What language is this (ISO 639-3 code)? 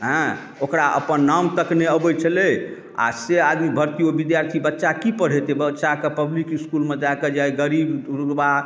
mai